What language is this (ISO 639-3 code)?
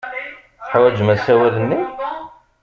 kab